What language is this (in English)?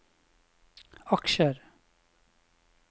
Norwegian